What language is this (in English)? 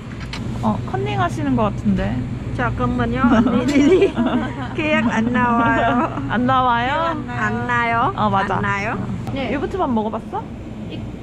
Korean